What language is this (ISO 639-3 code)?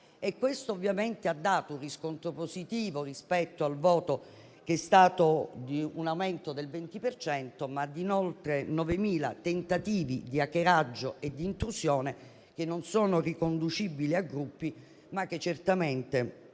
ita